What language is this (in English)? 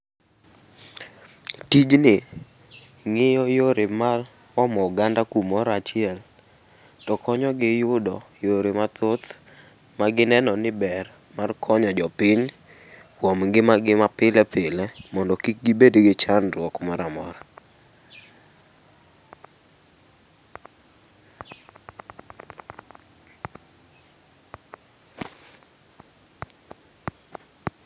Luo (Kenya and Tanzania)